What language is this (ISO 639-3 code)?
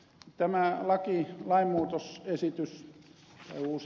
fin